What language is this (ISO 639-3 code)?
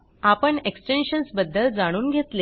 mar